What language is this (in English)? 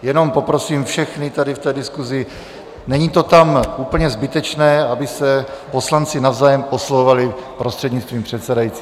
Czech